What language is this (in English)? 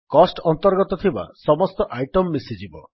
Odia